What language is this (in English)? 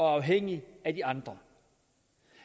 Danish